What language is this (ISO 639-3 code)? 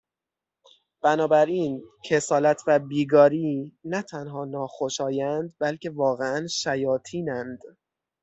fas